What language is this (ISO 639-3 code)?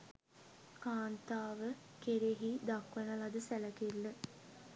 sin